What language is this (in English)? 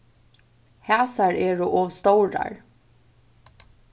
Faroese